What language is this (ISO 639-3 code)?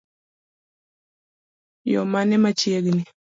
luo